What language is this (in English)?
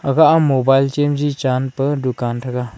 Wancho Naga